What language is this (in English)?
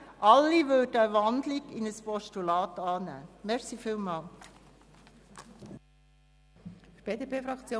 Swiss German